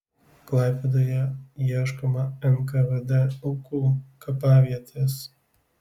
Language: Lithuanian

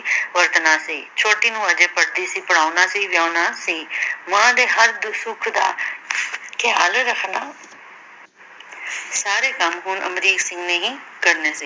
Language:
Punjabi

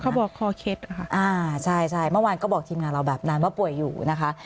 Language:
Thai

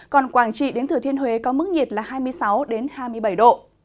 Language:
Vietnamese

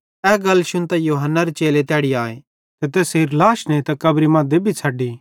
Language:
Bhadrawahi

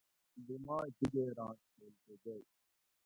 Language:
Gawri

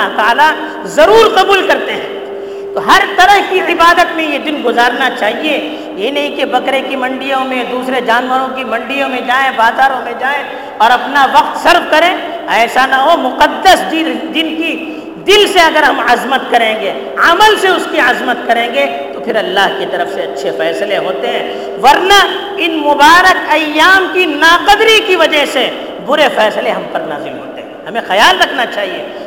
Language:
Urdu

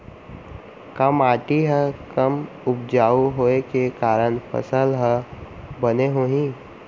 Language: Chhattisgarhi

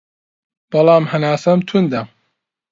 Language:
Central Kurdish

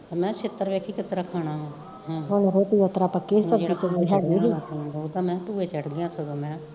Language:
Punjabi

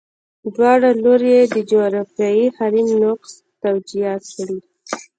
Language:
Pashto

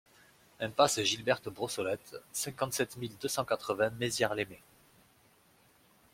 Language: French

